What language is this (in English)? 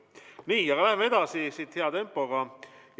Estonian